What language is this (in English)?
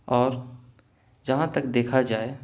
Urdu